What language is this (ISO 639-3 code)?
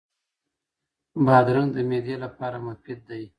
pus